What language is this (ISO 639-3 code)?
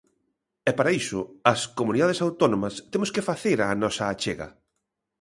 glg